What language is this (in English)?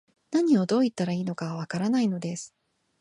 Japanese